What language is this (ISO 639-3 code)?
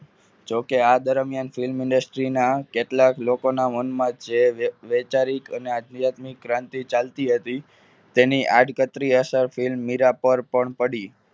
guj